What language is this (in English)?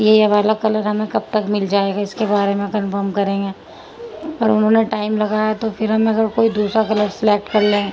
Urdu